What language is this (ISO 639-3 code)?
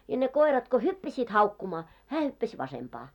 fin